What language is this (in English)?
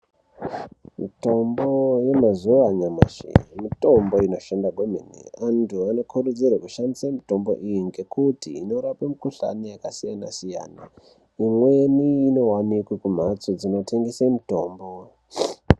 Ndau